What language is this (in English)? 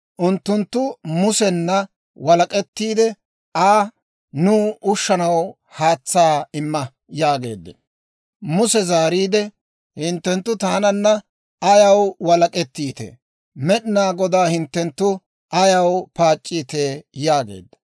Dawro